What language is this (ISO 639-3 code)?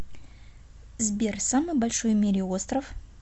rus